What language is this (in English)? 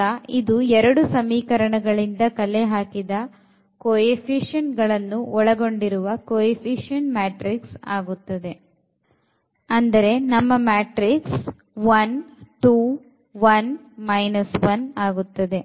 Kannada